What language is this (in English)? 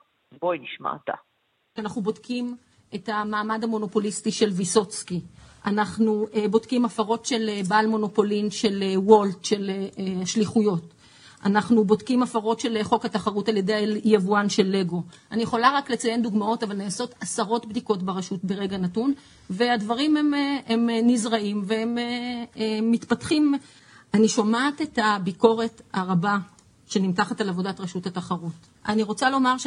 Hebrew